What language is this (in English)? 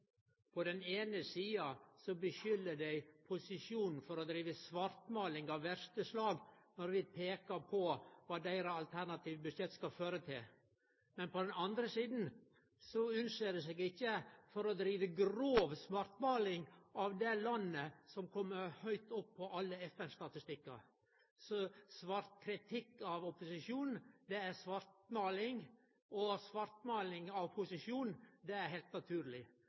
Norwegian Nynorsk